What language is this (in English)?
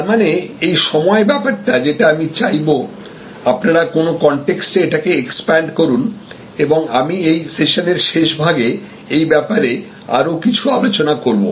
Bangla